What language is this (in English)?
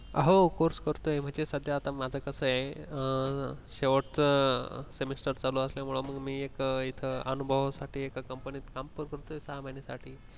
Marathi